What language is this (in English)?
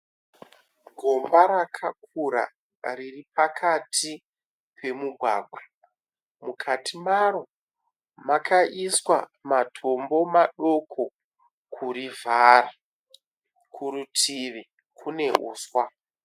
Shona